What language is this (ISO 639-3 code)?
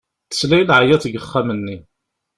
kab